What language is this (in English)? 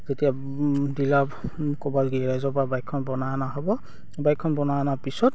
Assamese